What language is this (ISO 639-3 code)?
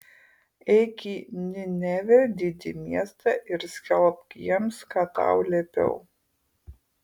lit